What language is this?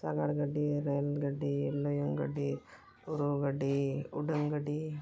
Santali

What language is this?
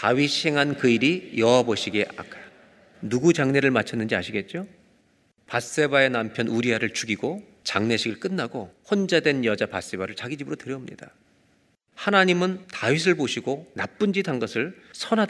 Korean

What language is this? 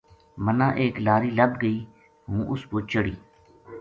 Gujari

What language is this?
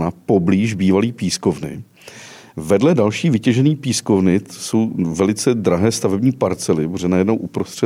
Czech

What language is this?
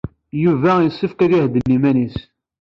Kabyle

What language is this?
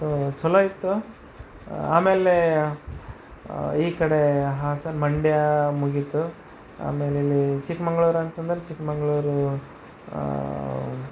Kannada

